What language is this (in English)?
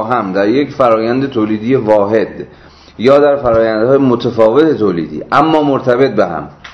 Persian